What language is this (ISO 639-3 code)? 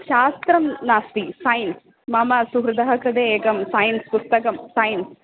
san